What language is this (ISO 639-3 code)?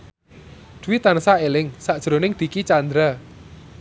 jav